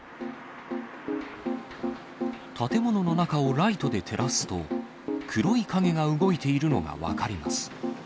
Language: Japanese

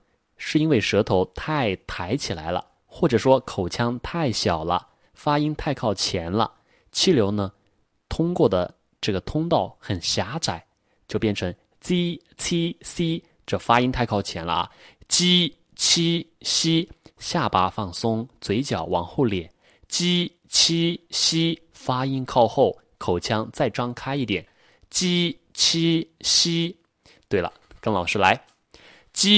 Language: Chinese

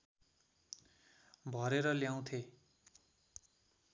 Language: Nepali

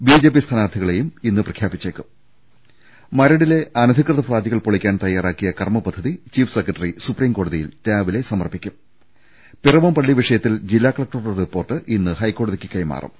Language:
Malayalam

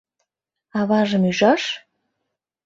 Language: Mari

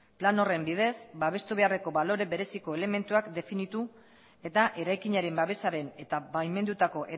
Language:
Basque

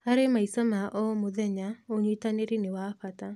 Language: Kikuyu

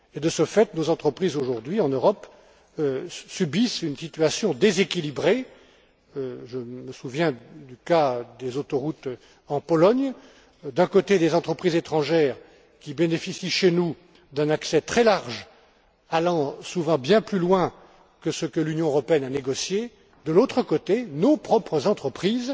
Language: French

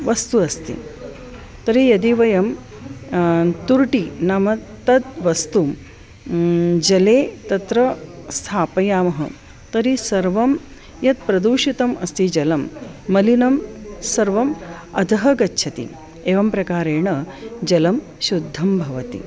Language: Sanskrit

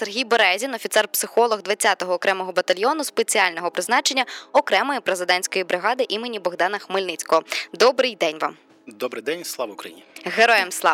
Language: Ukrainian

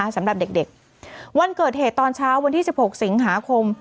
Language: Thai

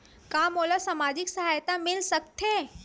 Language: Chhattisgarhi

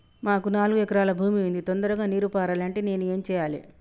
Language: Telugu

